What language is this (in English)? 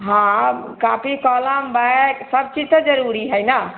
Maithili